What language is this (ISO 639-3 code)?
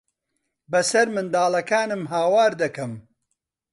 ckb